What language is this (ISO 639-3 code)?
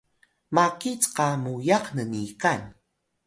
tay